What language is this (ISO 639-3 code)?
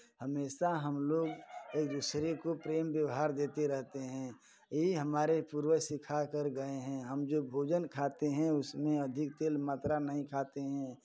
hin